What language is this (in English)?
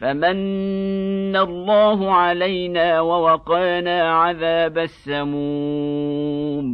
Arabic